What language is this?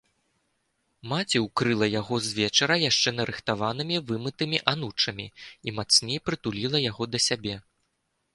Belarusian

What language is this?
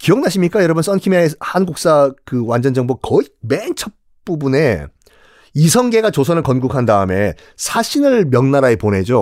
Korean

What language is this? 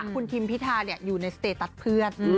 Thai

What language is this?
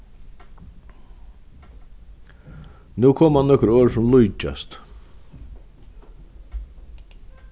Faroese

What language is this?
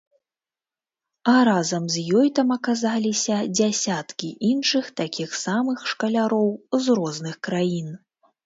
Belarusian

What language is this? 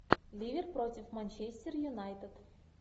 Russian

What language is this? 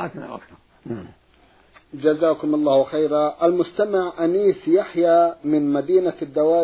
Arabic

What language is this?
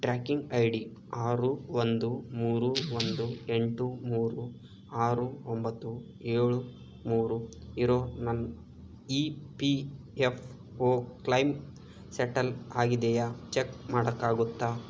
Kannada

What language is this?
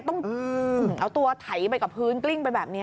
Thai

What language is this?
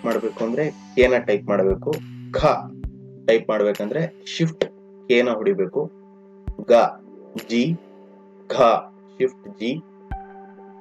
Kannada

